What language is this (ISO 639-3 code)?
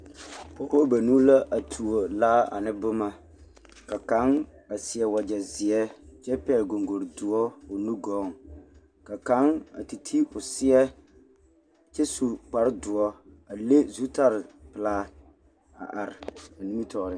dga